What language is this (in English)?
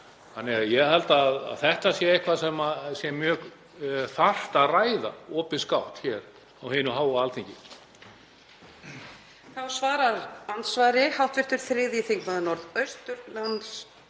Icelandic